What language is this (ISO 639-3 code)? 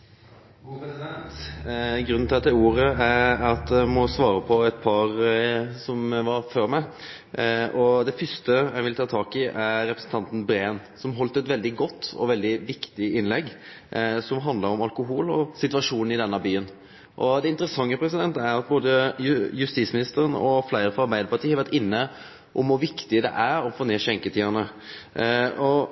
nno